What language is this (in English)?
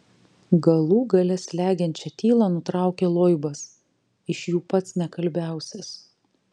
Lithuanian